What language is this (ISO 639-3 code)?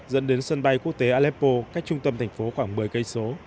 vie